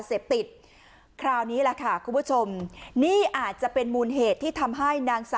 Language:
Thai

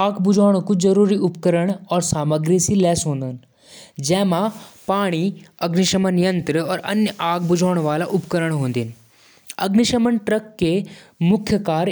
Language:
Jaunsari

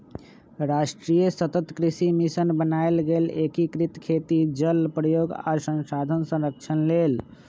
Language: Magahi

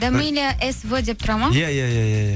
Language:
Kazakh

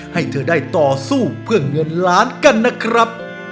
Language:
Thai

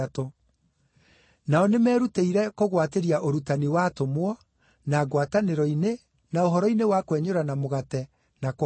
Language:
Kikuyu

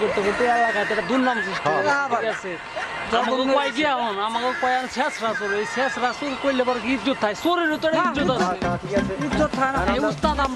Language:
Bangla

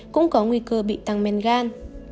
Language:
Vietnamese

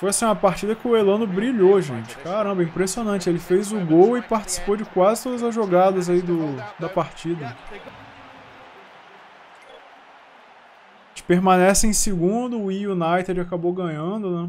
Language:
Portuguese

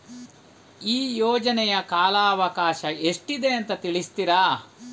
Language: Kannada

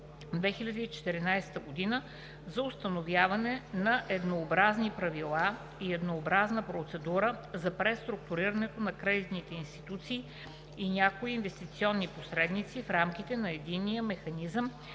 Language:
Bulgarian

